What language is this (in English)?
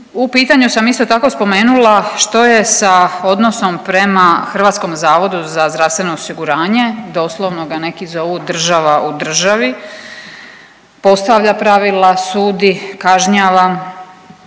Croatian